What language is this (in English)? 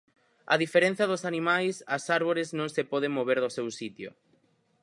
Galician